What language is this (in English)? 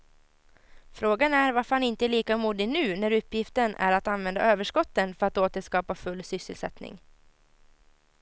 Swedish